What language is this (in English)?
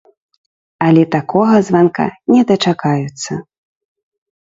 Belarusian